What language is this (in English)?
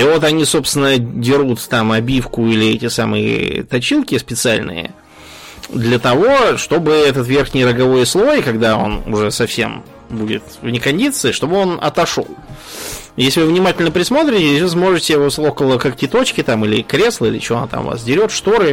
Russian